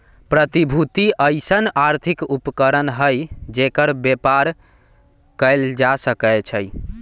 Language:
Magahi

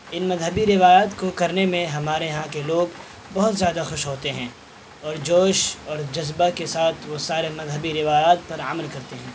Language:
Urdu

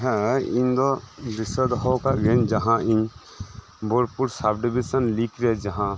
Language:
Santali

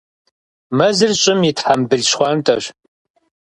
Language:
Kabardian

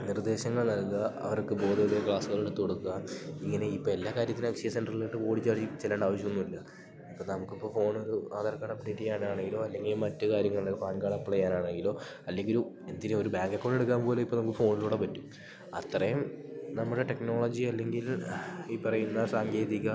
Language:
Malayalam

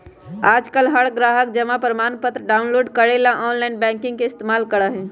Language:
Magahi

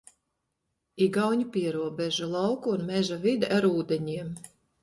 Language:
Latvian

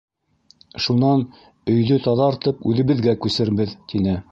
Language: Bashkir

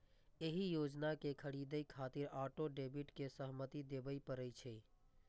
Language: Maithili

